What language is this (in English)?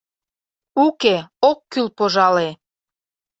Mari